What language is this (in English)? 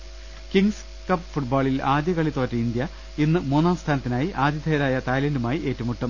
Malayalam